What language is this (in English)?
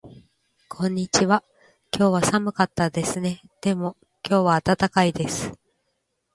Japanese